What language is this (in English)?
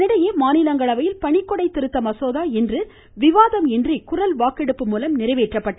Tamil